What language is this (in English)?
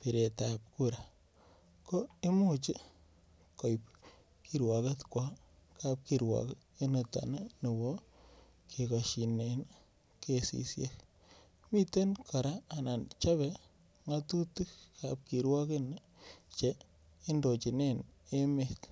Kalenjin